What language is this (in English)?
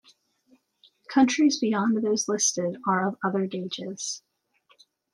English